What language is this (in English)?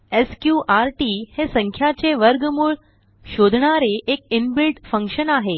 Marathi